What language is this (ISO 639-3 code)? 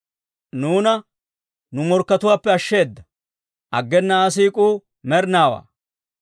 dwr